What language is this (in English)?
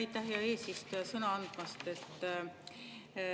Estonian